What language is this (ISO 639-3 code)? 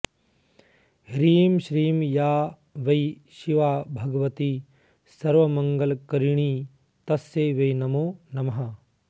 san